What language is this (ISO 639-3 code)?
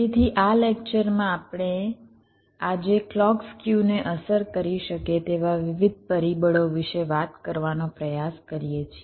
guj